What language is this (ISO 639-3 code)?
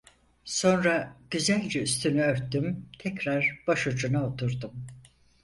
tur